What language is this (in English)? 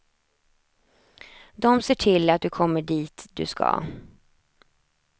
Swedish